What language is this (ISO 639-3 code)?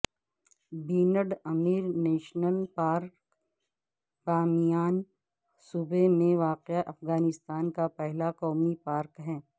urd